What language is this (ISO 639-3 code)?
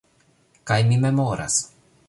epo